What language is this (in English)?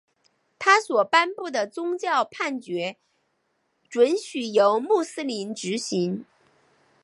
Chinese